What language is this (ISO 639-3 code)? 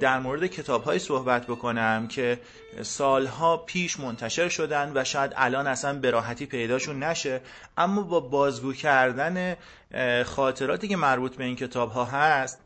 fas